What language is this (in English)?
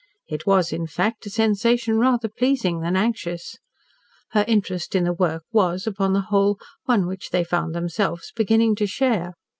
English